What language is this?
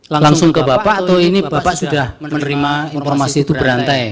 Indonesian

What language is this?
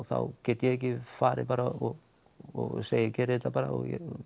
Icelandic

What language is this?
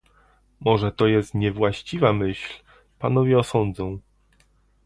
Polish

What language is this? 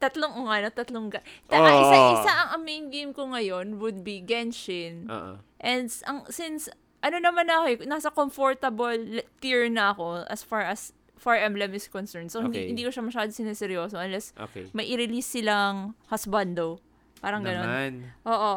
Filipino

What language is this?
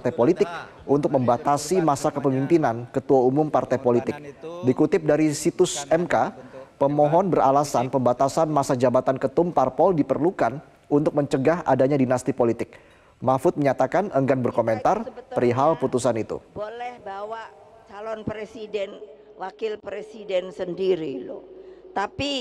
Indonesian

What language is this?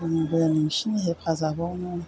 Bodo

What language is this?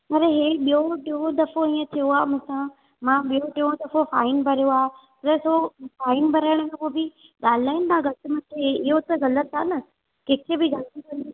Sindhi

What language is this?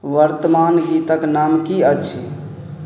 Maithili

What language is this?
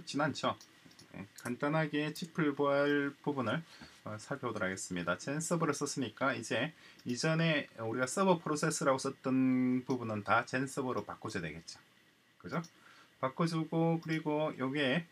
Korean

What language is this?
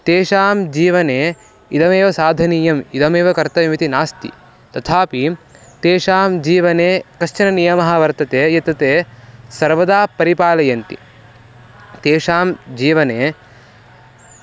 Sanskrit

